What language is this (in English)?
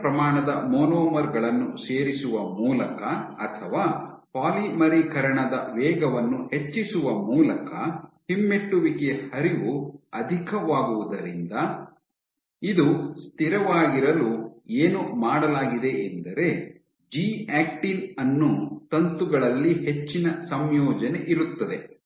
Kannada